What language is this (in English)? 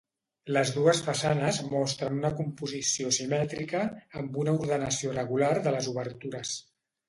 Catalan